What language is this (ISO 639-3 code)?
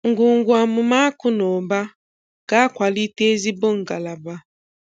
ibo